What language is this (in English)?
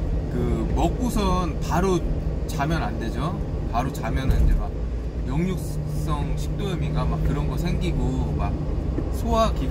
Korean